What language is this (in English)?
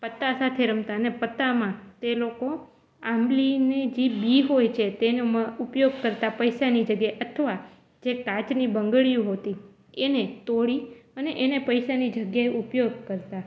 Gujarati